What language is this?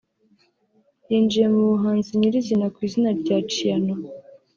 Kinyarwanda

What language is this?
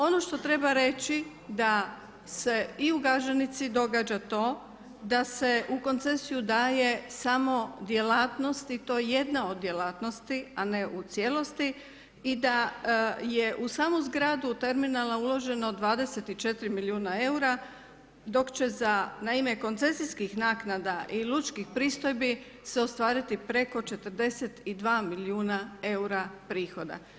Croatian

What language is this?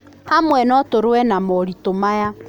Kikuyu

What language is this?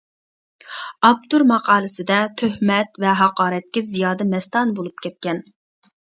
Uyghur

